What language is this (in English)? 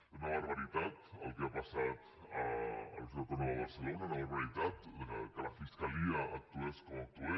Catalan